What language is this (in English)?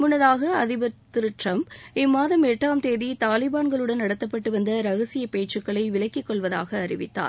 Tamil